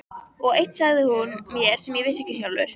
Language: Icelandic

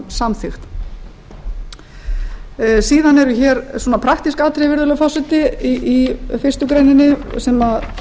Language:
Icelandic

